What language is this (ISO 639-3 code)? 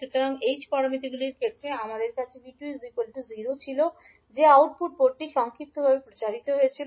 ben